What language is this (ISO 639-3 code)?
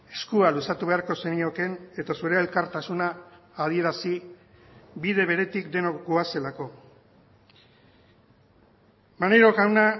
eus